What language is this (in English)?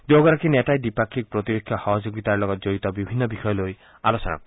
Assamese